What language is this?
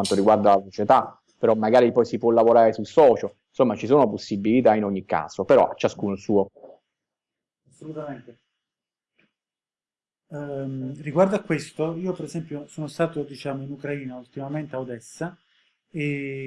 Italian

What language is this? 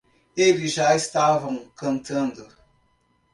Portuguese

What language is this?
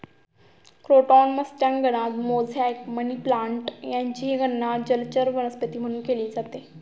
Marathi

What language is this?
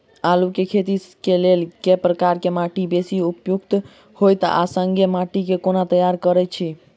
Maithili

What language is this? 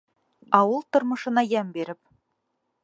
Bashkir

